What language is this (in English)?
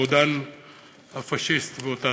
Hebrew